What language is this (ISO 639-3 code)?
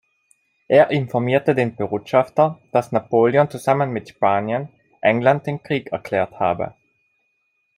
deu